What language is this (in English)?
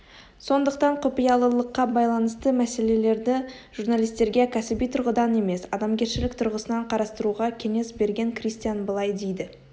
Kazakh